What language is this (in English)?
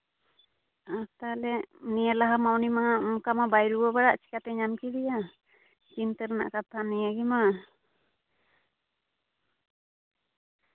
Santali